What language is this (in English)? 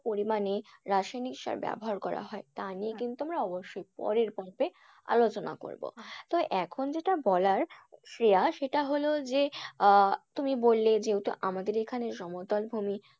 Bangla